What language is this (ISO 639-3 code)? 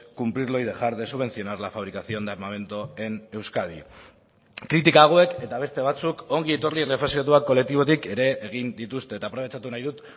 eus